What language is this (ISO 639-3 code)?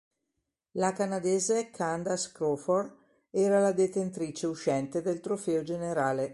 ita